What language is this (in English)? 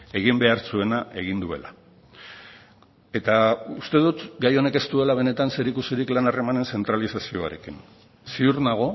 Basque